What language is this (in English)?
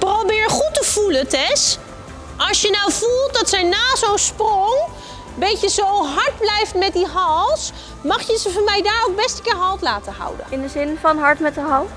Dutch